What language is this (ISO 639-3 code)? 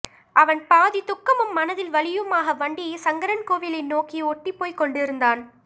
tam